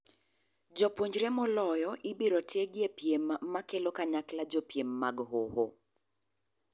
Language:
Luo (Kenya and Tanzania)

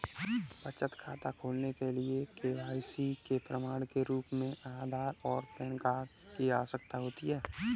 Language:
Hindi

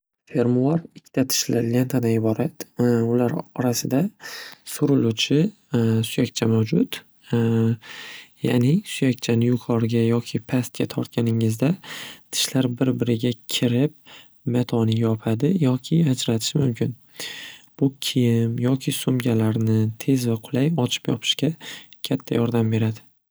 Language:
Uzbek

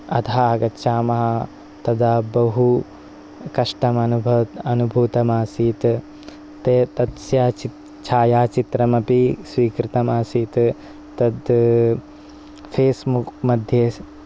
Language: Sanskrit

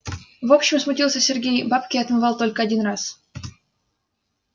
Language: Russian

